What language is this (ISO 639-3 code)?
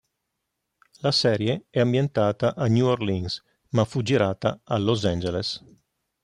ita